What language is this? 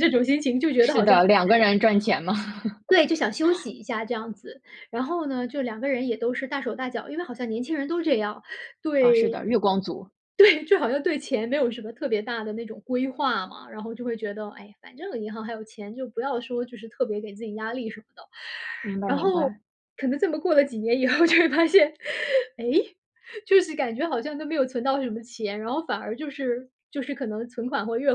Chinese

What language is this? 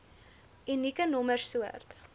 Afrikaans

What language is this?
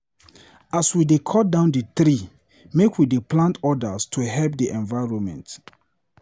Nigerian Pidgin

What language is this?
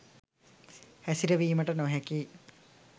Sinhala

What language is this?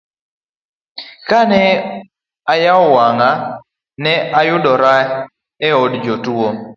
Luo (Kenya and Tanzania)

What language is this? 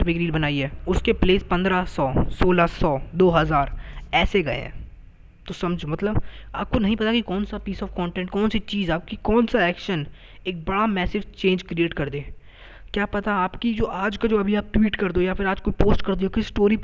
Hindi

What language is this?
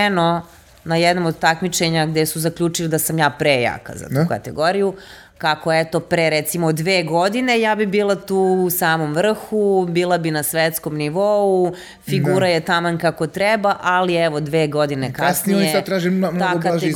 Croatian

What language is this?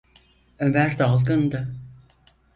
Turkish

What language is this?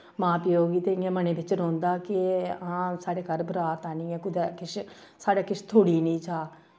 Dogri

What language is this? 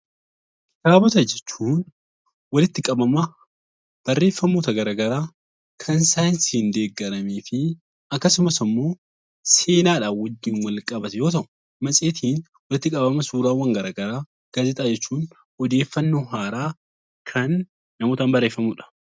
Oromo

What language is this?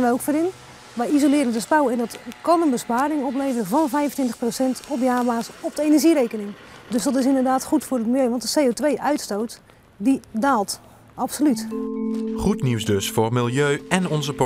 Dutch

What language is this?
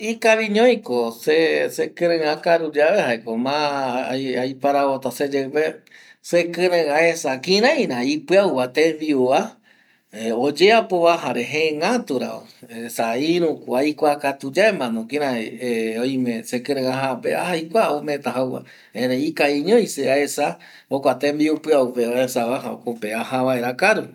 Eastern Bolivian Guaraní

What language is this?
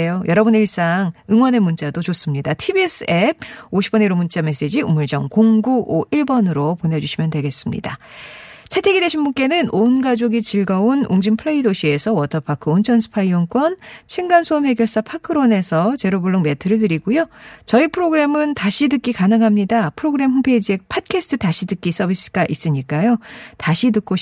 Korean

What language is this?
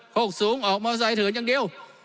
Thai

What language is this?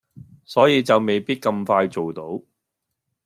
Cantonese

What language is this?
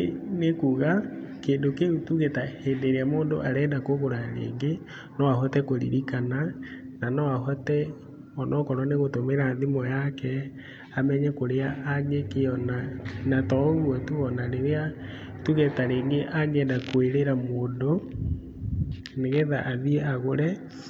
Kikuyu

